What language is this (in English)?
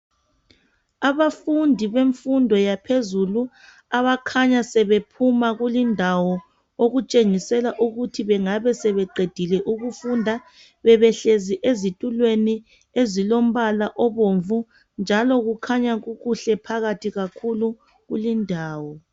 North Ndebele